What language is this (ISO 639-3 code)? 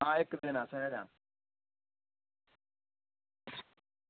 doi